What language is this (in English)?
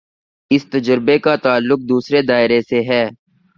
Urdu